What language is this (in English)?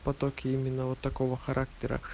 Russian